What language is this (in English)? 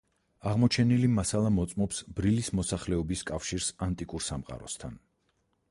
Georgian